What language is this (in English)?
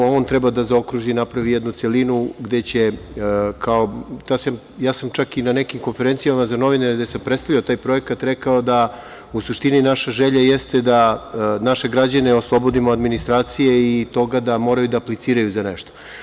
Serbian